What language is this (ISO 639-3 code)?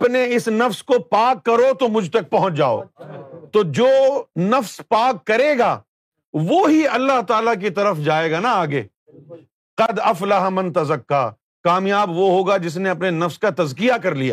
urd